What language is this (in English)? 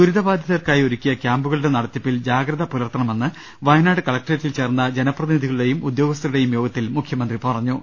Malayalam